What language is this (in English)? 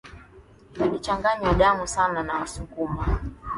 Swahili